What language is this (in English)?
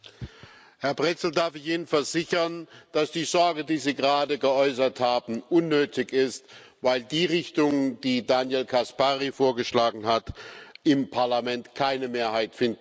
German